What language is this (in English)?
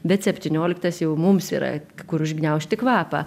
Lithuanian